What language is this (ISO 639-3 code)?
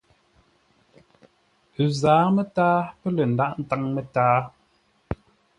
nla